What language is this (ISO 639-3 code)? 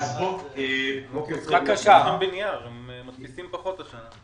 heb